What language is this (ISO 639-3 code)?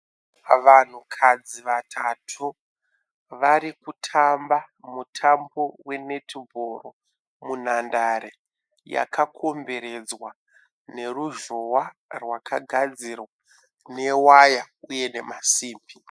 sna